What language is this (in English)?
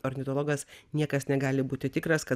Lithuanian